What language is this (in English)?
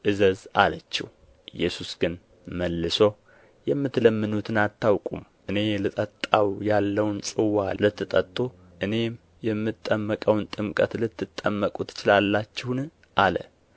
Amharic